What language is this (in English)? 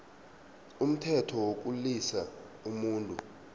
South Ndebele